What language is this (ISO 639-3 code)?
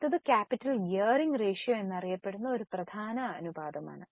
mal